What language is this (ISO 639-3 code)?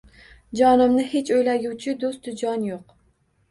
uzb